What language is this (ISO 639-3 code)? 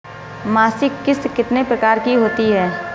hin